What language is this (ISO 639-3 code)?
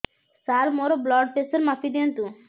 ori